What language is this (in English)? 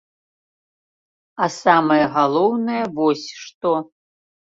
Belarusian